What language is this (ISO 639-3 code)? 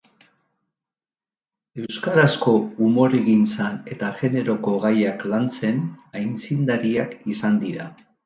eus